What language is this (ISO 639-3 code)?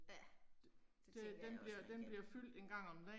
dan